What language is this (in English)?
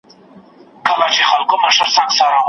Pashto